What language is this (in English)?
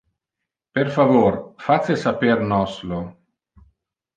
Interlingua